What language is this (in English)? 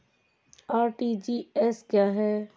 Hindi